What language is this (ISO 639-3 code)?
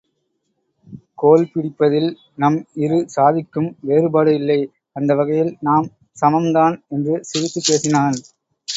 tam